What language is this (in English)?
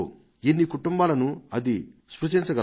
Telugu